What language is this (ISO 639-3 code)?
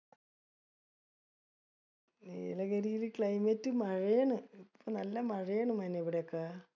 mal